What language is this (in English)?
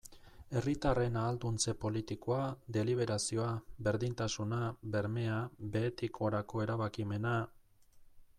Basque